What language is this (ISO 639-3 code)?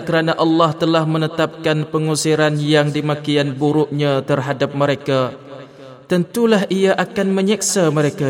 msa